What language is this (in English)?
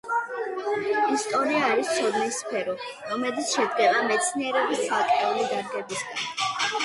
Georgian